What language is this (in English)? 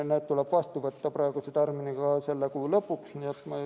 Estonian